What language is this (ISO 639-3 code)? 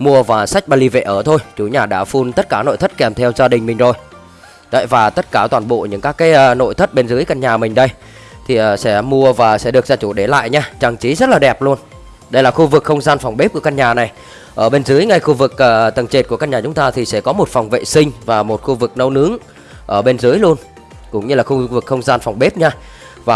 vie